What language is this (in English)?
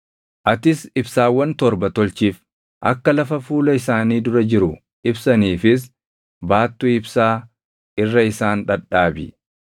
Oromo